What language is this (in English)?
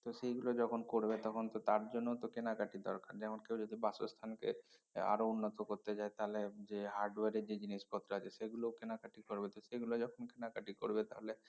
Bangla